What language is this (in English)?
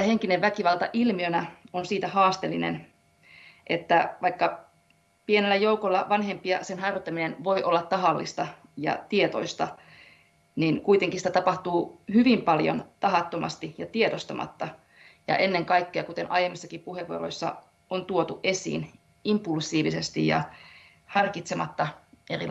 Finnish